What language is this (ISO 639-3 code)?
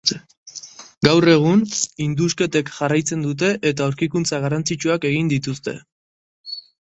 eus